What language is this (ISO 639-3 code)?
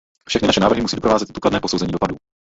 ces